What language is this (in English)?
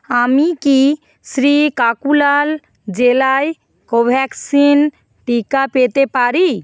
Bangla